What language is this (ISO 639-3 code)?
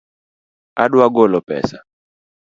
luo